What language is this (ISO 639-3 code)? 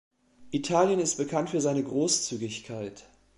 deu